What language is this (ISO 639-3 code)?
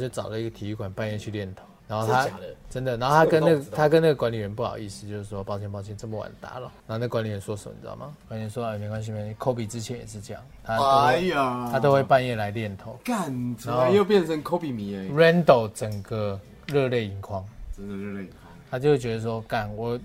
zho